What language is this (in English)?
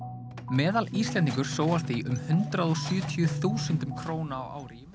Icelandic